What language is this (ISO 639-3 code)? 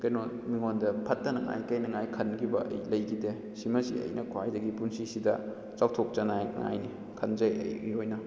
mni